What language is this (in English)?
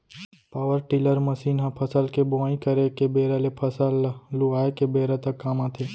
Chhattisgarhi